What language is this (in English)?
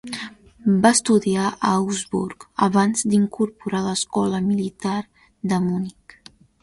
Catalan